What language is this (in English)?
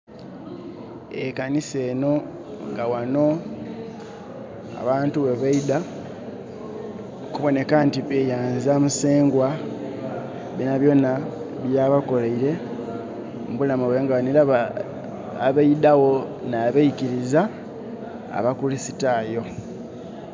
Soga